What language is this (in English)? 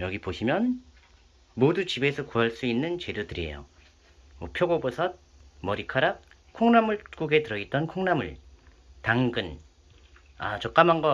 Korean